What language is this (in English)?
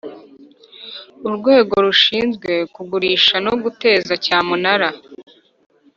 Kinyarwanda